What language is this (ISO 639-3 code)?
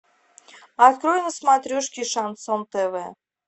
rus